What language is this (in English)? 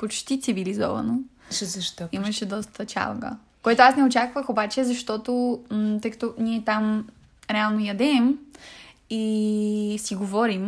Bulgarian